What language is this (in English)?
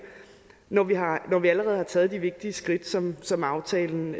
Danish